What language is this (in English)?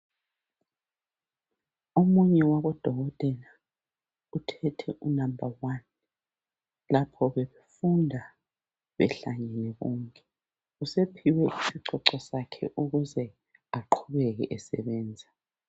North Ndebele